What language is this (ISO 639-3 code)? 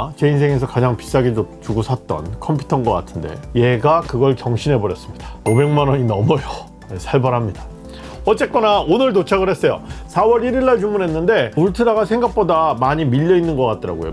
kor